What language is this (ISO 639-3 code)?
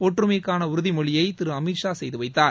tam